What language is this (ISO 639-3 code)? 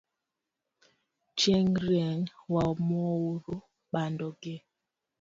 luo